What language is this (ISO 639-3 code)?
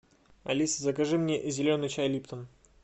rus